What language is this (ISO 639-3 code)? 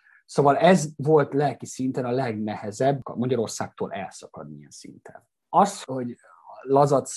hun